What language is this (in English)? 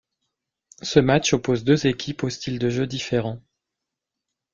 French